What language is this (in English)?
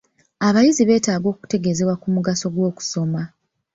Ganda